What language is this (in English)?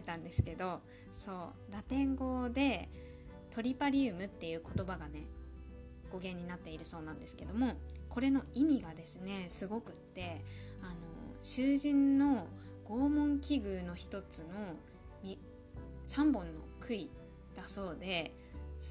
Japanese